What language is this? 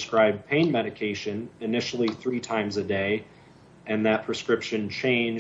English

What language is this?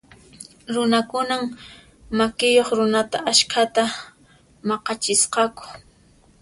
Puno Quechua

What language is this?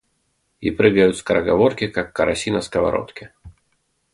Russian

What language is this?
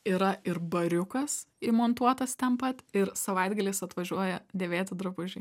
Lithuanian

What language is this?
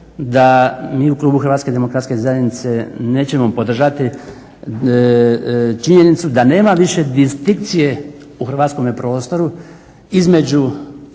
Croatian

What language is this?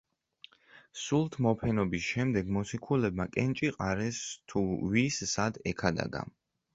Georgian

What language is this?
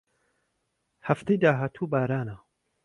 Central Kurdish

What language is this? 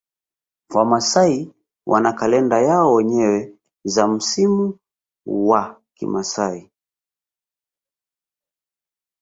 Swahili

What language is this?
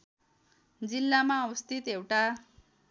Nepali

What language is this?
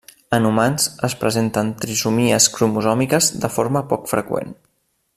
Catalan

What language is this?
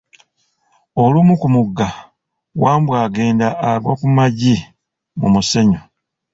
Ganda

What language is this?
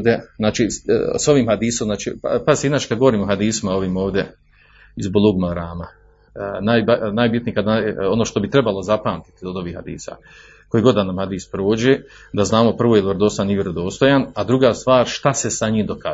Croatian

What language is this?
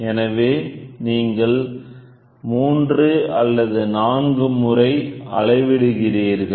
Tamil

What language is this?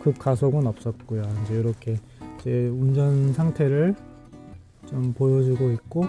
Korean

